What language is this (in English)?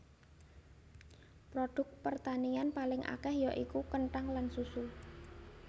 Javanese